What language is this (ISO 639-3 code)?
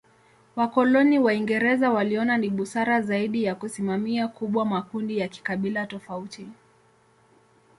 swa